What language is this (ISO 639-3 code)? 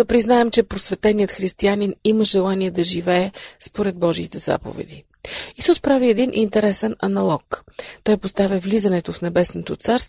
bul